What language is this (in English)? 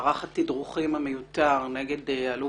Hebrew